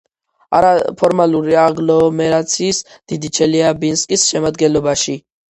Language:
Georgian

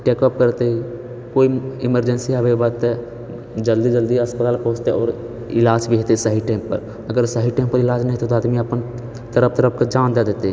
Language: Maithili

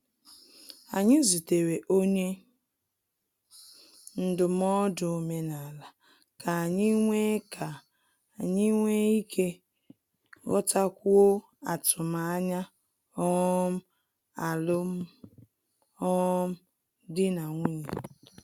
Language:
Igbo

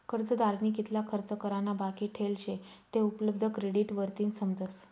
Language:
Marathi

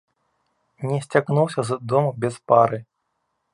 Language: Belarusian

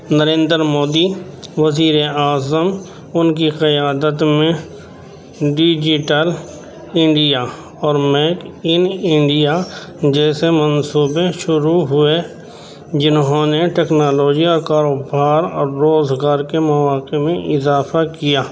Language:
Urdu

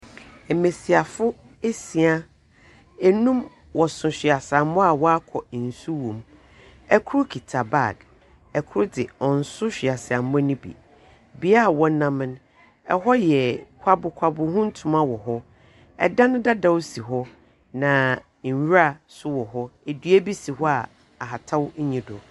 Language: Akan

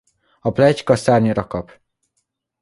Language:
Hungarian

